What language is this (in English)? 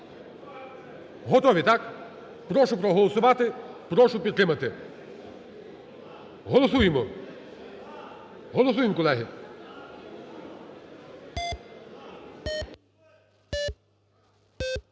Ukrainian